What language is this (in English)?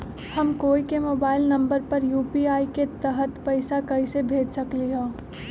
Magahi